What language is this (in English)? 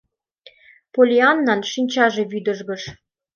Mari